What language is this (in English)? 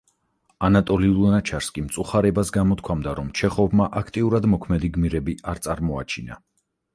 Georgian